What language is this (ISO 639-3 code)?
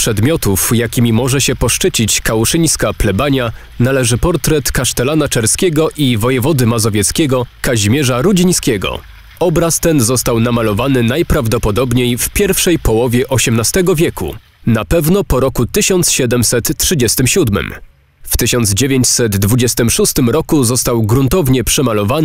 pol